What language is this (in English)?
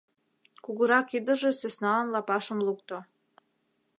Mari